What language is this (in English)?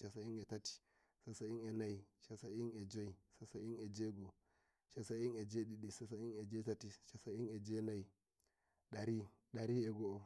Nigerian Fulfulde